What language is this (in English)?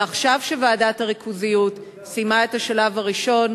Hebrew